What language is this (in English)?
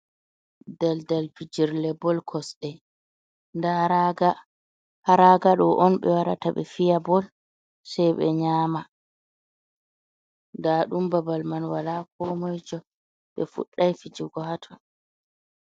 Fula